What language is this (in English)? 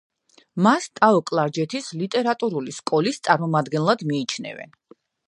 Georgian